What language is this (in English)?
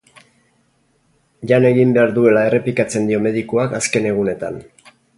Basque